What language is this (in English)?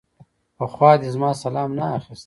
Pashto